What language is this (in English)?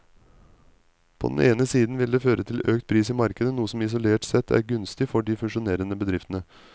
Norwegian